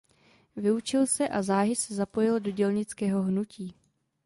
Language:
Czech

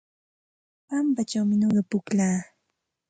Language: Santa Ana de Tusi Pasco Quechua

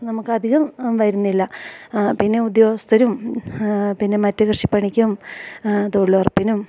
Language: Malayalam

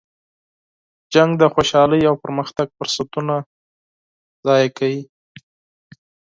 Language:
Pashto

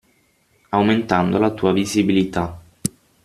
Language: Italian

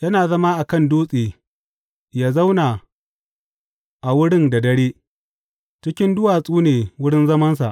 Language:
Hausa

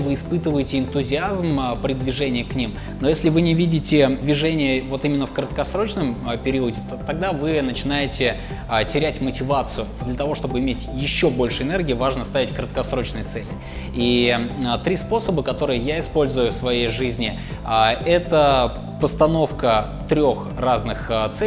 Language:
Russian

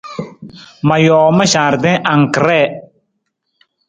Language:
Nawdm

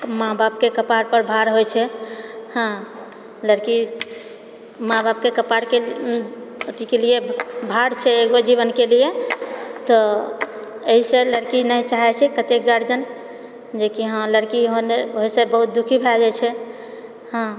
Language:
Maithili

